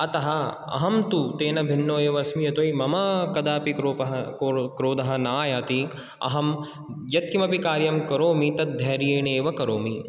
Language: Sanskrit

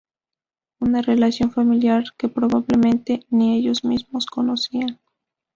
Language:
Spanish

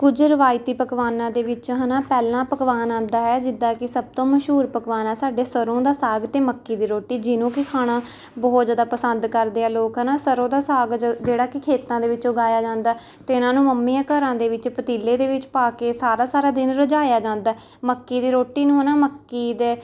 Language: Punjabi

